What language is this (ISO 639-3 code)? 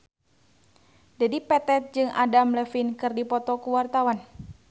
sun